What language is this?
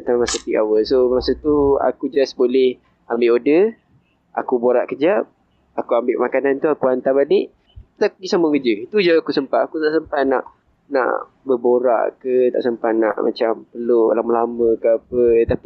Malay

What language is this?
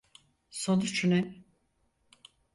Turkish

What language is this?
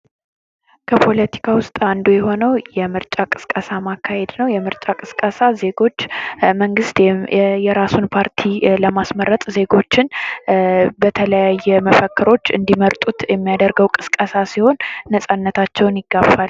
Amharic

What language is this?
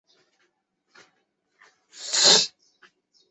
Chinese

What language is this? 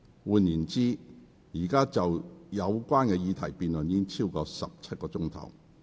Cantonese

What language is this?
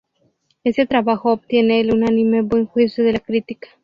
Spanish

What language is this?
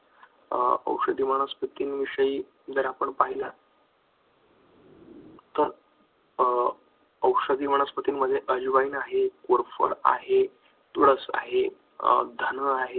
Marathi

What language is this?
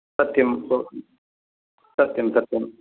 Sanskrit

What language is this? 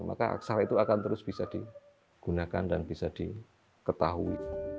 Indonesian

